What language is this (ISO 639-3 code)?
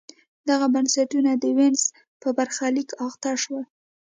pus